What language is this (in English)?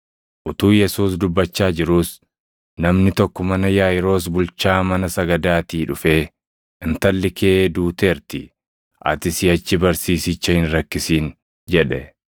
Oromo